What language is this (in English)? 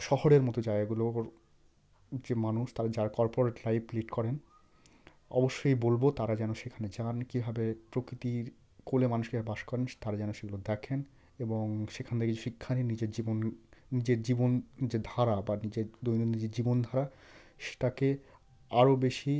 Bangla